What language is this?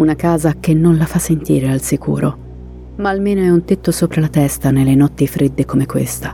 Italian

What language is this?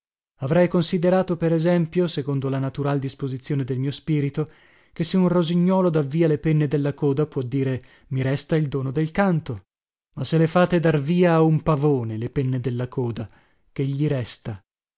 Italian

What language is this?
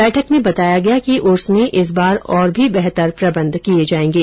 Hindi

